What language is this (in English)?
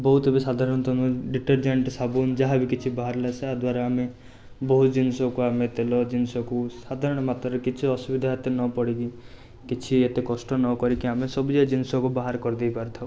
Odia